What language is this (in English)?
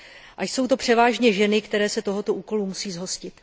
Czech